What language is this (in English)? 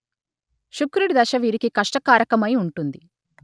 Telugu